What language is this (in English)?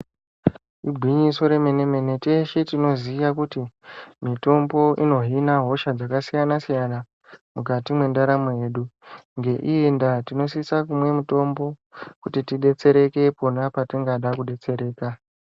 Ndau